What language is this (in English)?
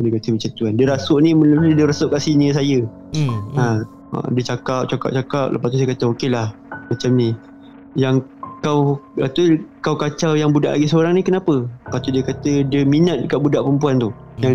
Malay